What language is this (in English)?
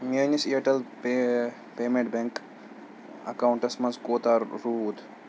Kashmiri